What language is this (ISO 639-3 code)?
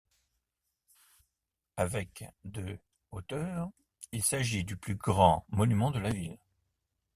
fra